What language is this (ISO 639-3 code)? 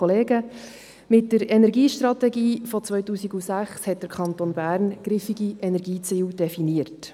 gsw